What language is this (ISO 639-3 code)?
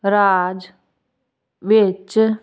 pan